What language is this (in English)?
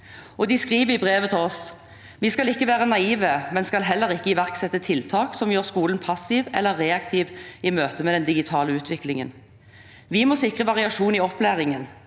Norwegian